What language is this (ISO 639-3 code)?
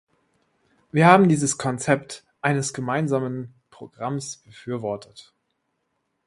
deu